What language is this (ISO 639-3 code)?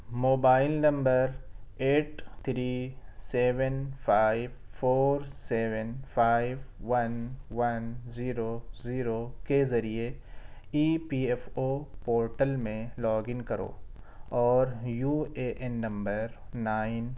urd